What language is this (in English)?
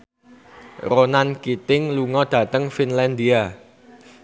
Javanese